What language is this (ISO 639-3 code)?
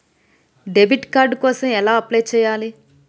tel